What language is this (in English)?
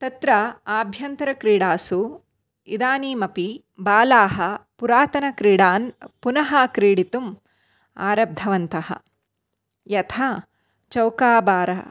Sanskrit